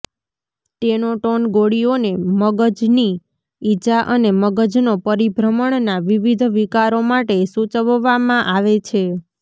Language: Gujarati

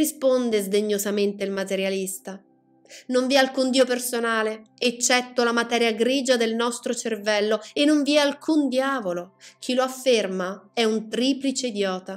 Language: Italian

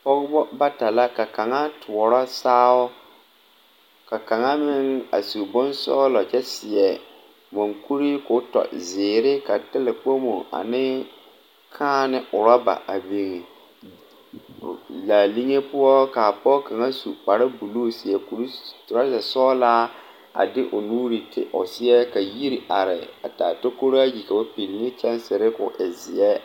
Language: Southern Dagaare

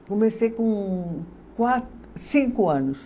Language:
Portuguese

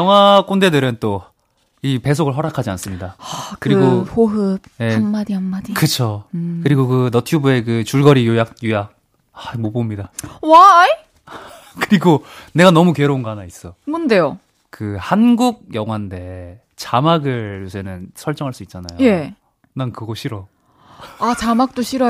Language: Korean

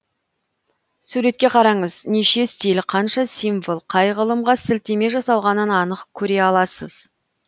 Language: Kazakh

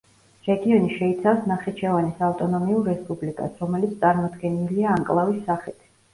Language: Georgian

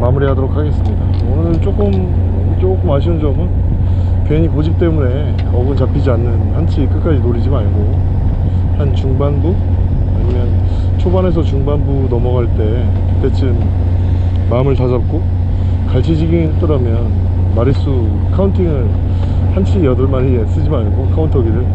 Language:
Korean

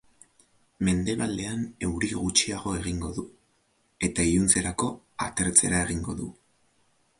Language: Basque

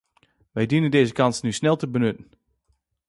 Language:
Dutch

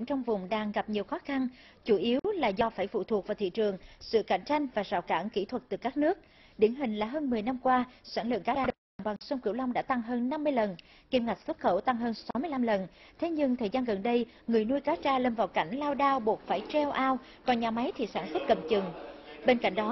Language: Vietnamese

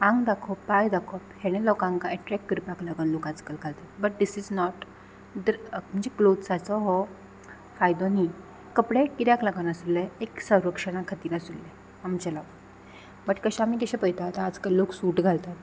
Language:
Konkani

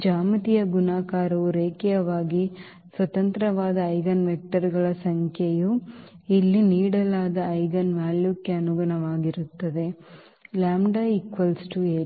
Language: Kannada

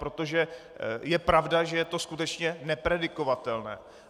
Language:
Czech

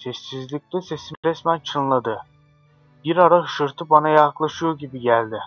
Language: Turkish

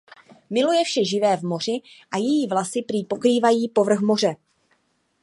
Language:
Czech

